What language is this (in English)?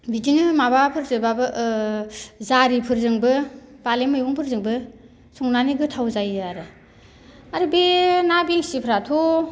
Bodo